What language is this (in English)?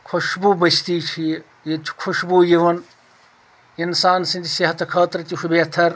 Kashmiri